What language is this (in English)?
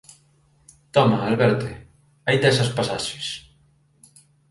Galician